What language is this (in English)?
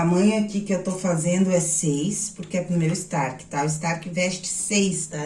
Portuguese